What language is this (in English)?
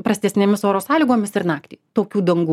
Lithuanian